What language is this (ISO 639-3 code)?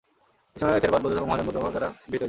ben